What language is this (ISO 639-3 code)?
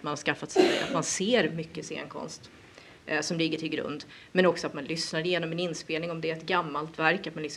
swe